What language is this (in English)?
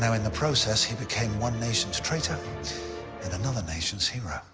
English